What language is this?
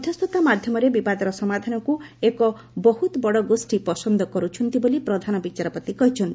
Odia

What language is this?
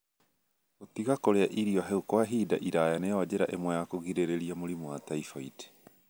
Kikuyu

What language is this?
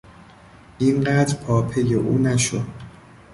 Persian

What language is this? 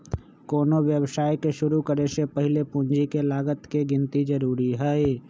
Magahi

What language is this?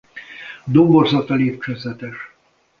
Hungarian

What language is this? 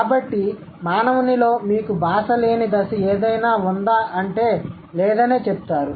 Telugu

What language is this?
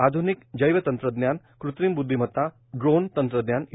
Marathi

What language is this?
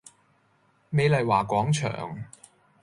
Cantonese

